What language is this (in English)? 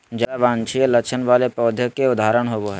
Magahi